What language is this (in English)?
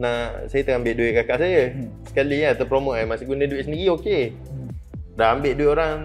Malay